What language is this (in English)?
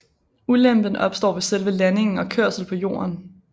Danish